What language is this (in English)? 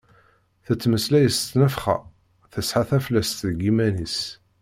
Kabyle